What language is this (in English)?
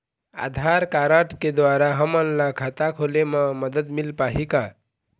Chhattisgarhi